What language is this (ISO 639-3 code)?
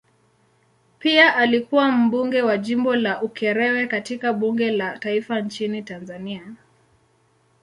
swa